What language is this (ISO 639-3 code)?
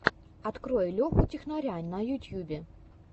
rus